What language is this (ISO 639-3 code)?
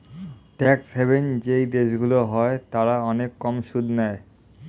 ben